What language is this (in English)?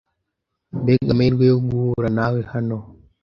Kinyarwanda